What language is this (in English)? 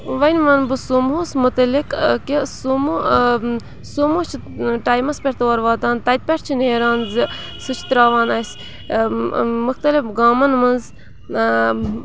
Kashmiri